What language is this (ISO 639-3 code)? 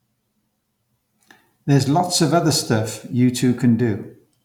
eng